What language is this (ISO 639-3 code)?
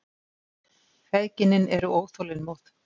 isl